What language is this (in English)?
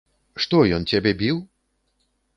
Belarusian